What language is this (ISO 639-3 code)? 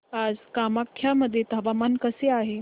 mar